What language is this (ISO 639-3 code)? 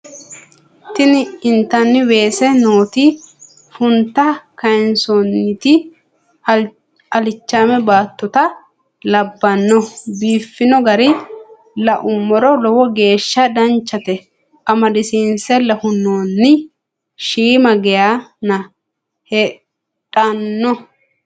sid